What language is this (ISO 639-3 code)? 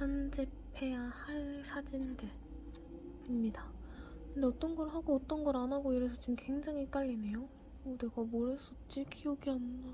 kor